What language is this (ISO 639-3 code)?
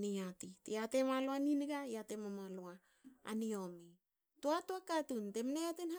hao